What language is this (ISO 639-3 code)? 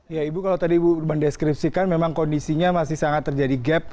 ind